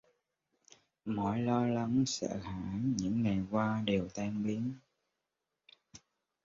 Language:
Vietnamese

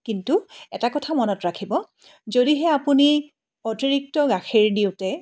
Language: Assamese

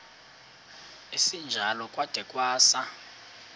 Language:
Xhosa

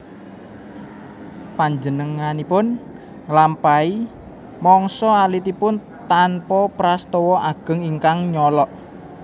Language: Javanese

